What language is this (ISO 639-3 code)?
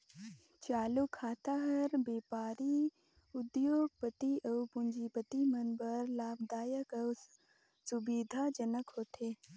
hne